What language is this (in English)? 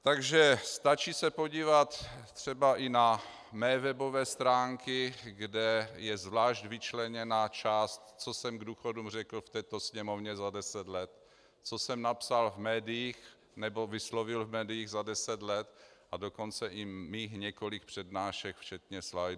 Czech